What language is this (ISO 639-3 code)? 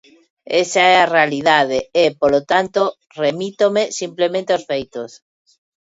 glg